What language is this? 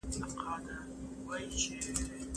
Pashto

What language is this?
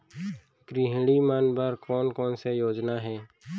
Chhattisgarhi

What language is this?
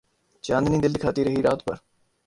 Urdu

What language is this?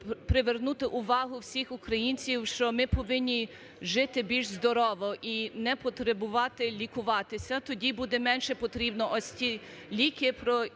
Ukrainian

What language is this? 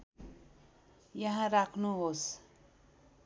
Nepali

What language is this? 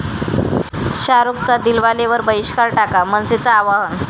Marathi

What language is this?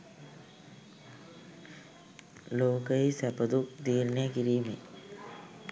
Sinhala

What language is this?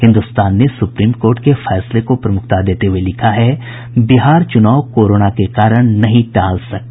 Hindi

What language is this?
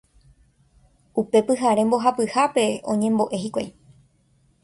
Guarani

